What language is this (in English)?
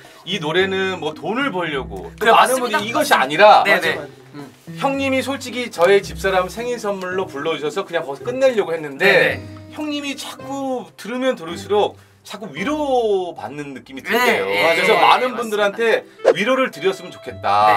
Korean